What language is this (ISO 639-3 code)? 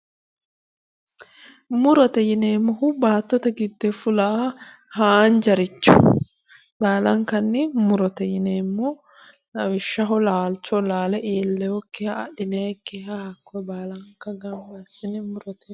sid